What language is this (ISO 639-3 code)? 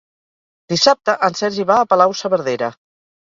cat